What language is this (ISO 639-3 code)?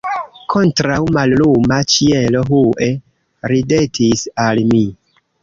epo